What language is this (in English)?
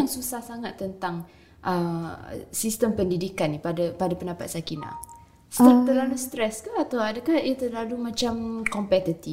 Malay